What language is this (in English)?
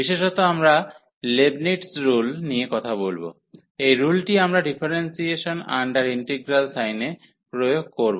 Bangla